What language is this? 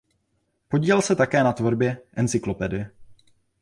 Czech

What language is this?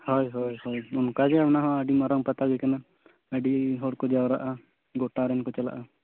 Santali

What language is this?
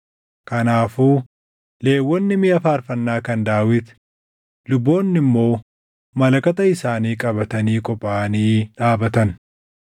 Oromo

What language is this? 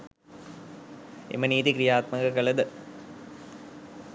Sinhala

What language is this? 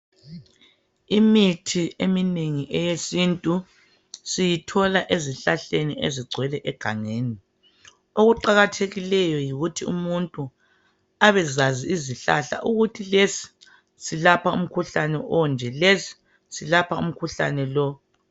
North Ndebele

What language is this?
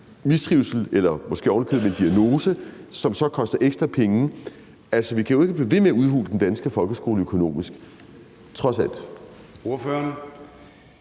Danish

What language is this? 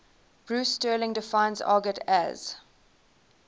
English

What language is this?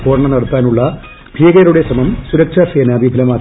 Malayalam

